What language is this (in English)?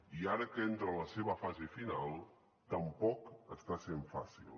Catalan